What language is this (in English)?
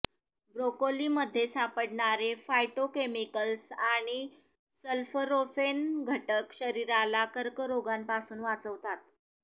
Marathi